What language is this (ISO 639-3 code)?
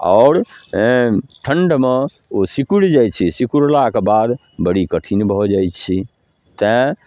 mai